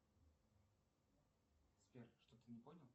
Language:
Russian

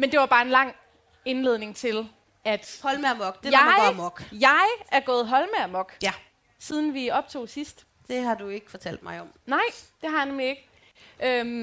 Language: Danish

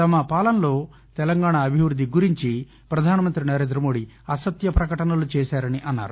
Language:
Telugu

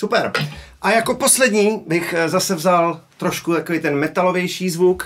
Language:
Czech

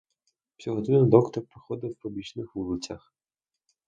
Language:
Ukrainian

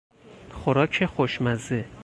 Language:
Persian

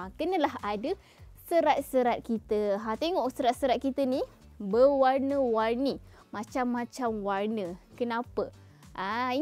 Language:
Malay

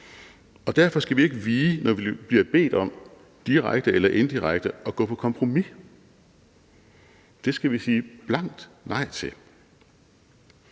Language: Danish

